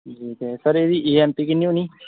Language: Dogri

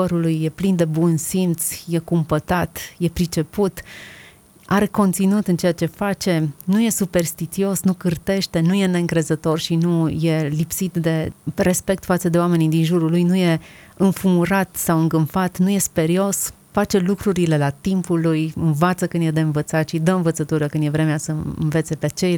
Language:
Romanian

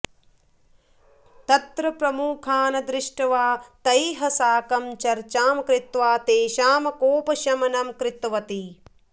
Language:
Sanskrit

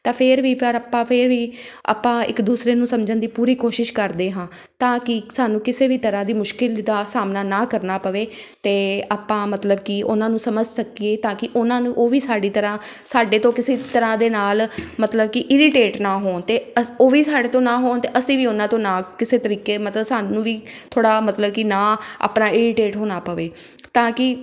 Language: Punjabi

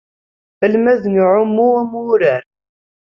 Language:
Kabyle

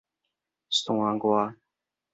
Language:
Min Nan Chinese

